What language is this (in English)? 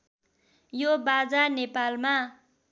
Nepali